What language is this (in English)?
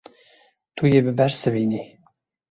Kurdish